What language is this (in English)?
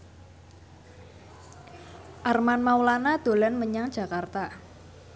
Javanese